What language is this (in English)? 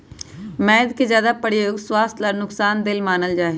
Magahi